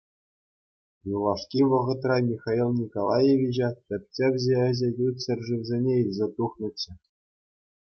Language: Chuvash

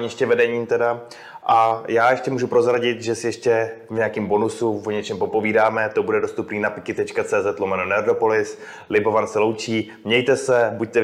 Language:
Czech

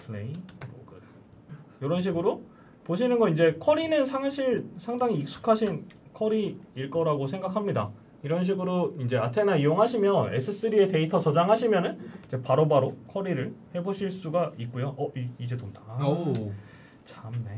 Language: Korean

